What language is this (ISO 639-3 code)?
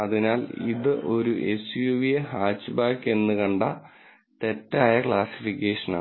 mal